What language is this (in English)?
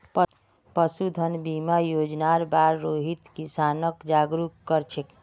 Magahi